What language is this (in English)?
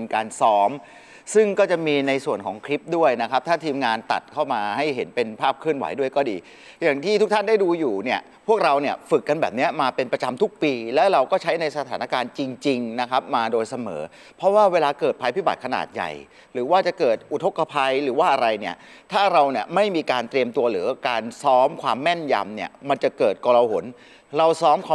Thai